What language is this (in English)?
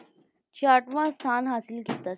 Punjabi